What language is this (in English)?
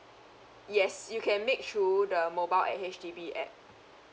English